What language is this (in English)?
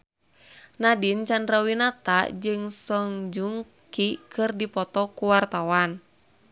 Sundanese